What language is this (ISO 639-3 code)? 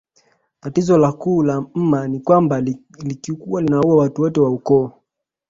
swa